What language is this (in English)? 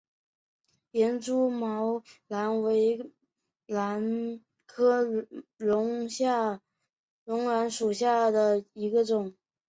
Chinese